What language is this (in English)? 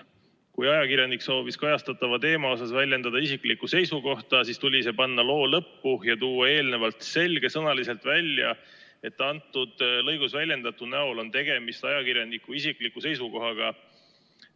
Estonian